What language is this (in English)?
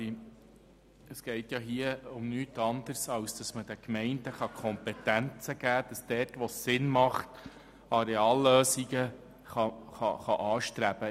Swiss German